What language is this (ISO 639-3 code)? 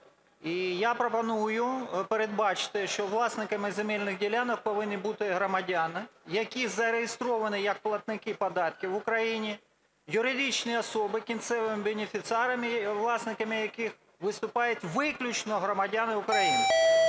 ukr